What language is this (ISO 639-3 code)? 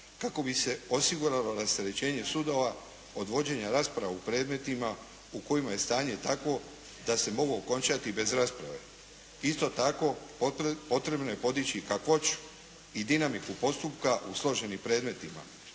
hrv